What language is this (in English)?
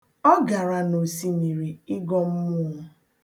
Igbo